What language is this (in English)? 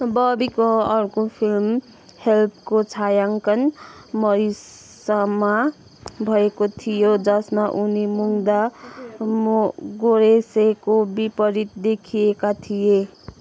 Nepali